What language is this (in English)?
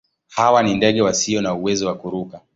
Swahili